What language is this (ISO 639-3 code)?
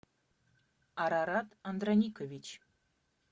rus